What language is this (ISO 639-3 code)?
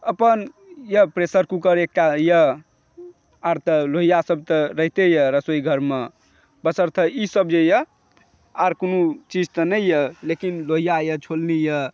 mai